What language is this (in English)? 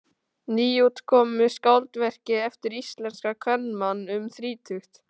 Icelandic